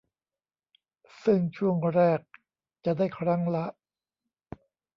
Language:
Thai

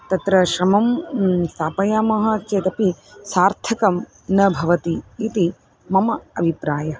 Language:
Sanskrit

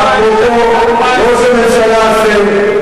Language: Hebrew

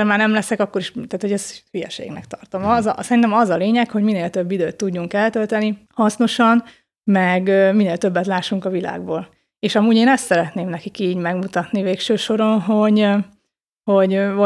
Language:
Hungarian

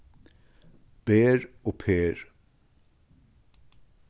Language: Faroese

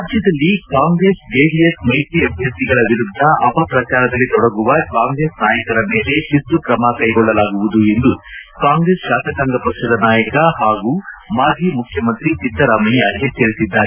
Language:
Kannada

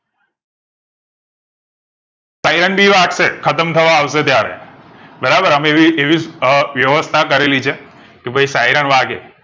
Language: Gujarati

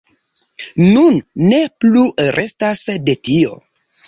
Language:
Esperanto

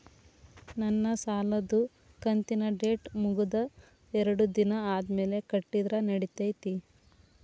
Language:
Kannada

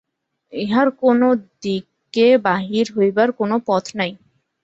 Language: Bangla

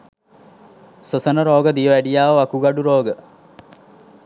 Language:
Sinhala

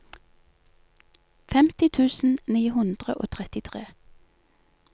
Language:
Norwegian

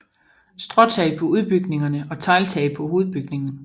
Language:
Danish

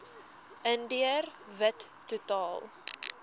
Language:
Afrikaans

